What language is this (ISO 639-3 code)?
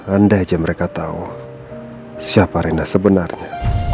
ind